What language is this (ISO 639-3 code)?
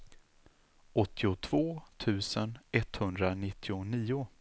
swe